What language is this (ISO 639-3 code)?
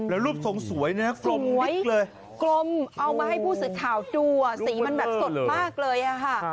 tha